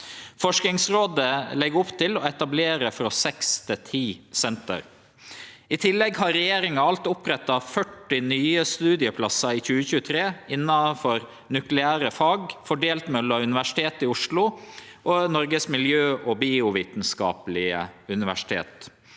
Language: Norwegian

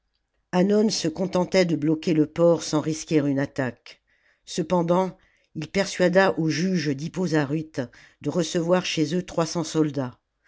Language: French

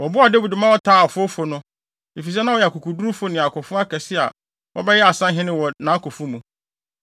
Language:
Akan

